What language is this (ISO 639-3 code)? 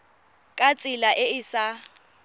tsn